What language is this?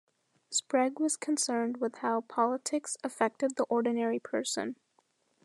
English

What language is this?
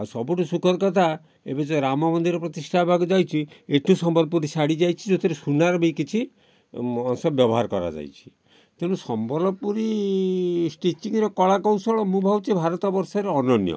Odia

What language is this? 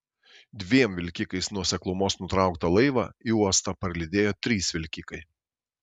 Lithuanian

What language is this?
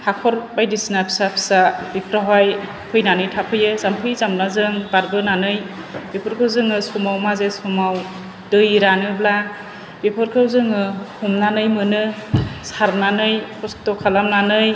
Bodo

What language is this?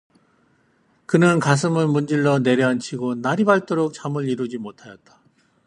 Korean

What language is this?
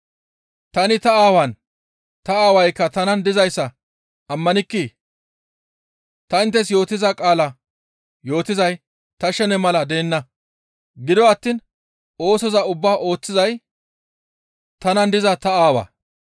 Gamo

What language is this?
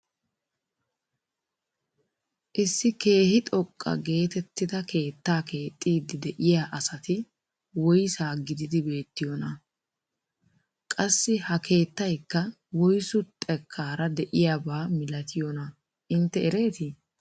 Wolaytta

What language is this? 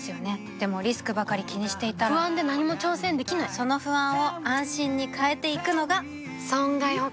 Japanese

